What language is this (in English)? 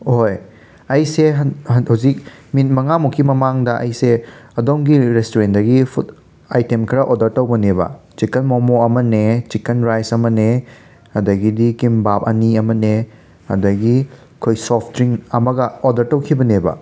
Manipuri